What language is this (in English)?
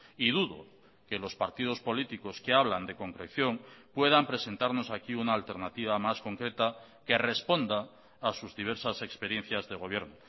Spanish